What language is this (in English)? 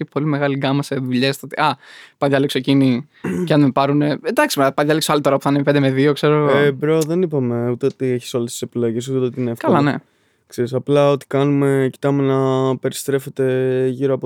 Greek